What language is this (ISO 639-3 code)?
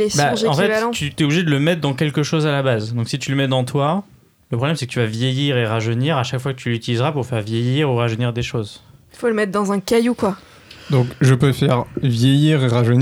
fra